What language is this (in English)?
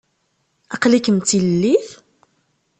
Kabyle